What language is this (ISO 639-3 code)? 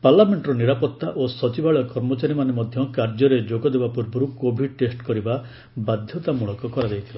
ori